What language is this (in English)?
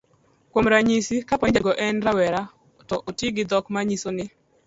Luo (Kenya and Tanzania)